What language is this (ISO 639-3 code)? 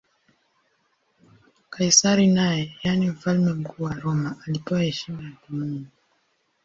swa